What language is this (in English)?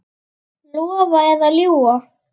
Icelandic